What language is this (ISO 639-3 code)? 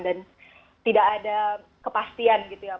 ind